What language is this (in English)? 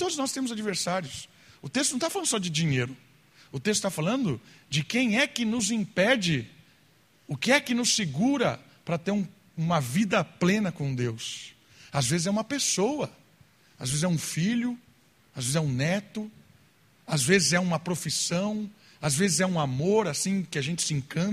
Portuguese